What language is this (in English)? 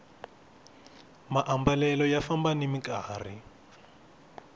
Tsonga